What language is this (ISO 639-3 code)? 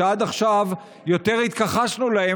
heb